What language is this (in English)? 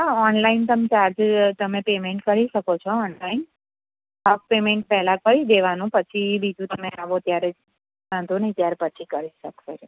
Gujarati